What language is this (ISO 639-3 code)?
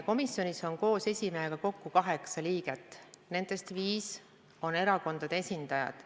est